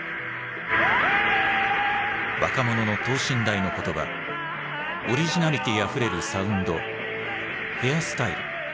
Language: Japanese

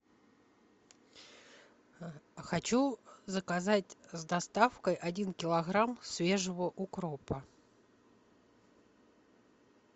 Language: Russian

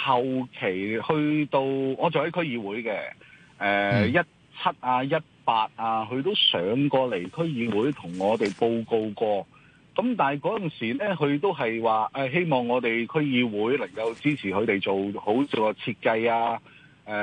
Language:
Chinese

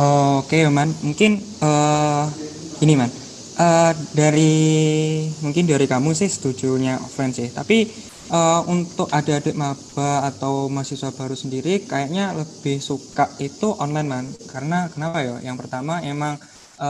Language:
Indonesian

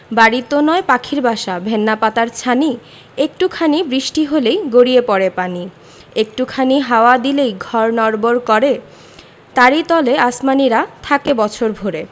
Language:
Bangla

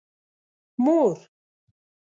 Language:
Pashto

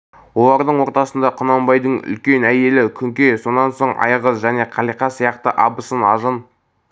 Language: Kazakh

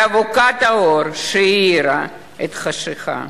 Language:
Hebrew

